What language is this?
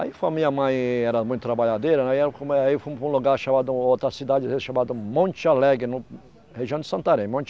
Portuguese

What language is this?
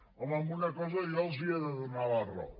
Catalan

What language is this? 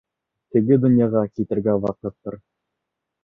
Bashkir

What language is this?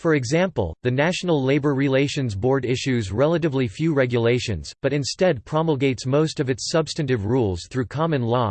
English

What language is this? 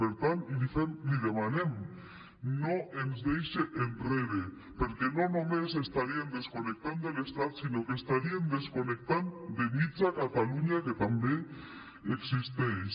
Catalan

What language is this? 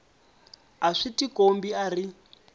Tsonga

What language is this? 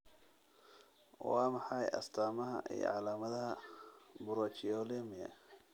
Somali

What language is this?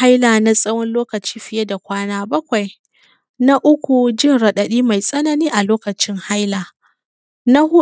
Hausa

